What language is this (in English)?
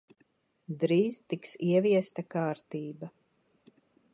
Latvian